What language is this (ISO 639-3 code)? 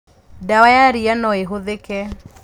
kik